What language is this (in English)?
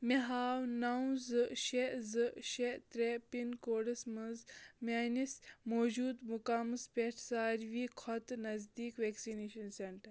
Kashmiri